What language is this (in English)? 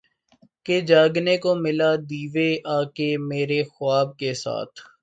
Urdu